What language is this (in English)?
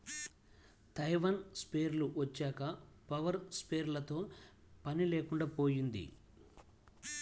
Telugu